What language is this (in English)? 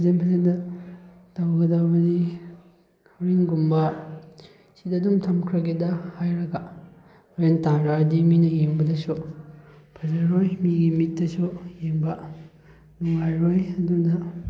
Manipuri